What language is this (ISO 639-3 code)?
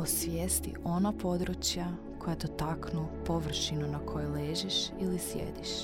hrv